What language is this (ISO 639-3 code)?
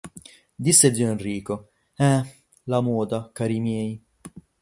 ita